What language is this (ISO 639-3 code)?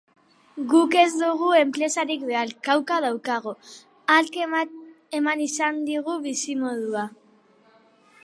eus